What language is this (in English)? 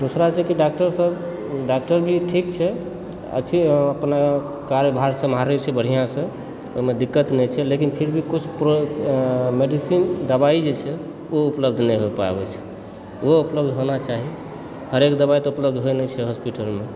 Maithili